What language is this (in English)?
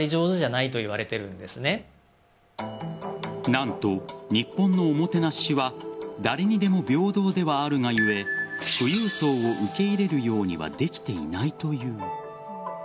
Japanese